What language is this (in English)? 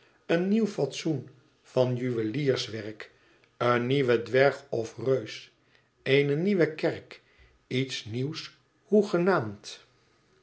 Dutch